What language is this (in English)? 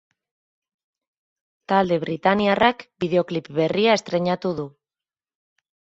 Basque